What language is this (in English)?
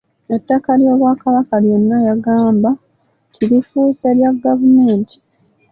Ganda